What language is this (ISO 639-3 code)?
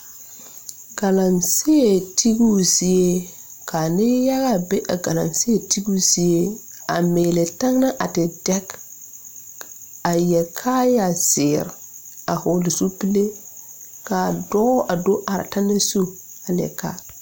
dga